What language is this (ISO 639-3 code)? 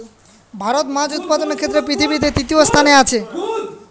ben